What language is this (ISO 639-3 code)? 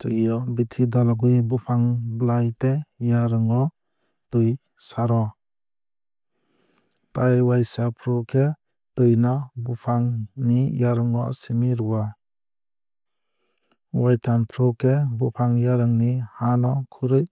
trp